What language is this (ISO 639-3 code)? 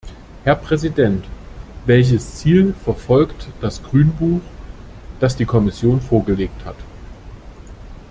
deu